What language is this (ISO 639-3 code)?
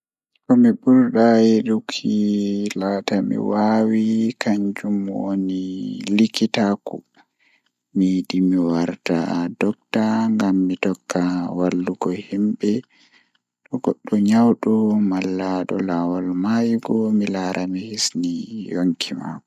ful